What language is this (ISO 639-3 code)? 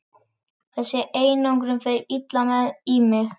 isl